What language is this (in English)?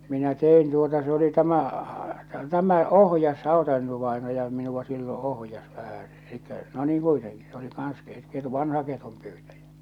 Finnish